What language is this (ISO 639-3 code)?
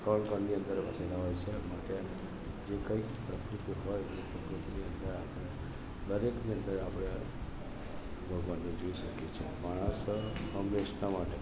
guj